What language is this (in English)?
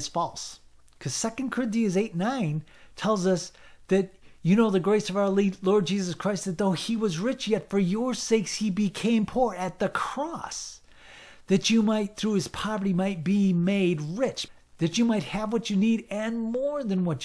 English